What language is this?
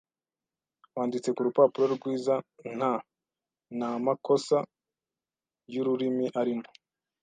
Kinyarwanda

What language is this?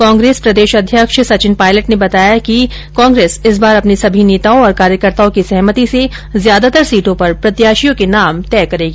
Hindi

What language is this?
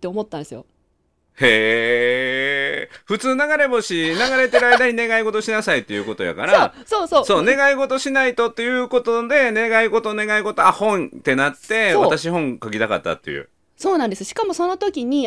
Japanese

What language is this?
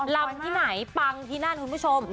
Thai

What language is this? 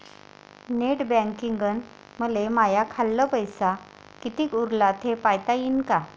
Marathi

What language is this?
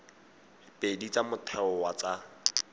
Tswana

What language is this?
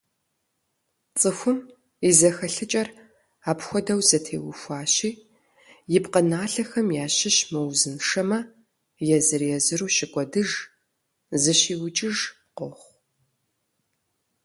Kabardian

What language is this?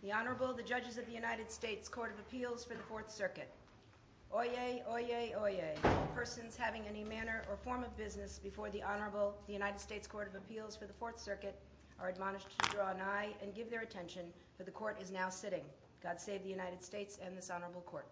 English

